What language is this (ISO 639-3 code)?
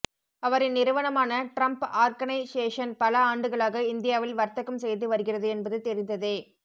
tam